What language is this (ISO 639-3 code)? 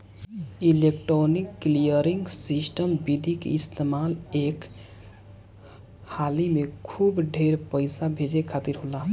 bho